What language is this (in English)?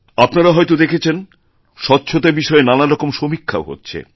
Bangla